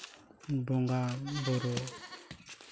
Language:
Santali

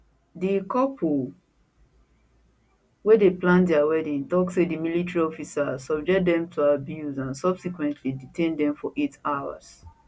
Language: Nigerian Pidgin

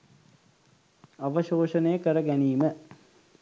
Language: Sinhala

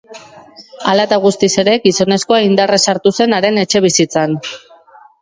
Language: Basque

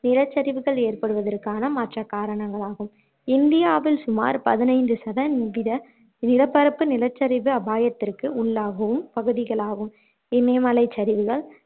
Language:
Tamil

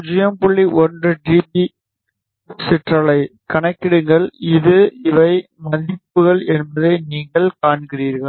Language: Tamil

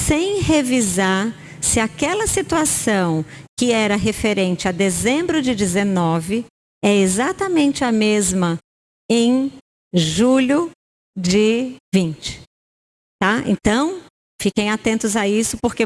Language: Portuguese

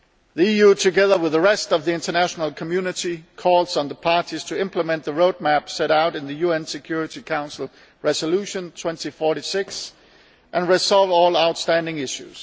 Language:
English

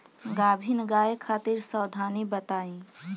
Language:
Bhojpuri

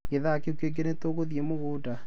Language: Kikuyu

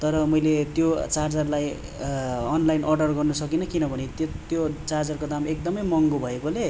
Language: Nepali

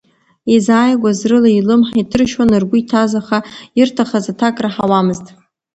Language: Abkhazian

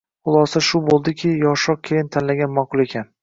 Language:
Uzbek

